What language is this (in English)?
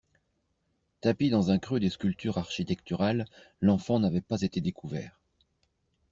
French